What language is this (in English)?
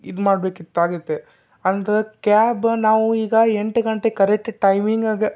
Kannada